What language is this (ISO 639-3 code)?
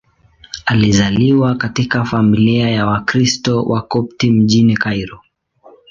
swa